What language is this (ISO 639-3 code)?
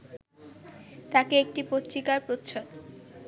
ben